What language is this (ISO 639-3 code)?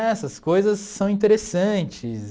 por